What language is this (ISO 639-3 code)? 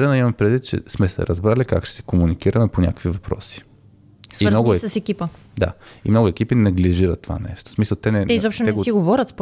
bul